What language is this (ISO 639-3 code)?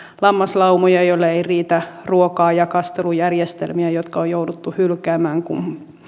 fin